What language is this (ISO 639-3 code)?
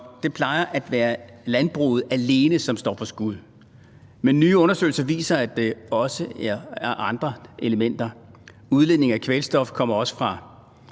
dan